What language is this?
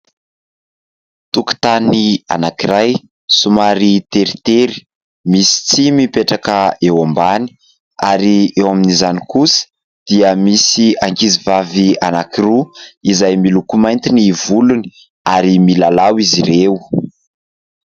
Malagasy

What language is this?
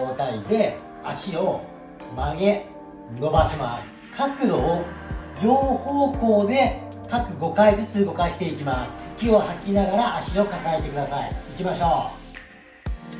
Japanese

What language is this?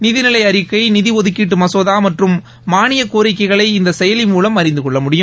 Tamil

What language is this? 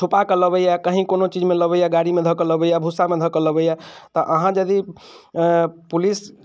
Maithili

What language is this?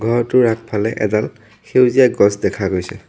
Assamese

